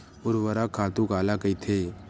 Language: Chhattisgarhi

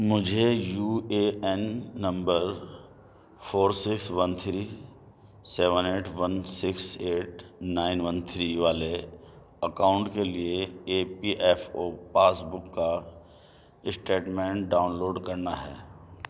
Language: Urdu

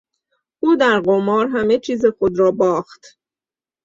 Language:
Persian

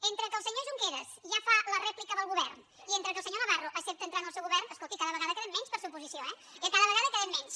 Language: Catalan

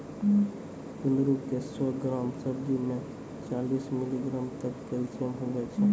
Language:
Maithili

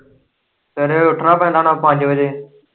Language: Punjabi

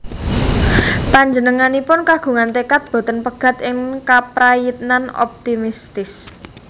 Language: Javanese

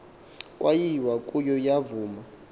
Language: Xhosa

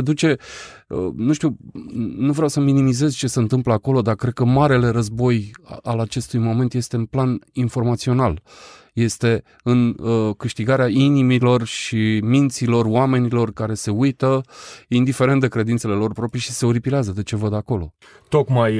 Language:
Romanian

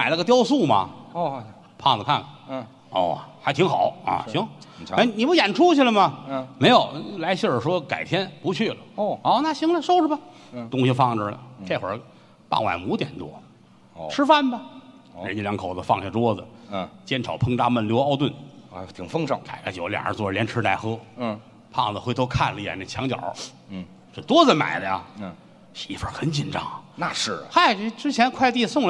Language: Chinese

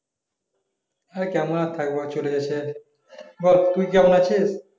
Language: Bangla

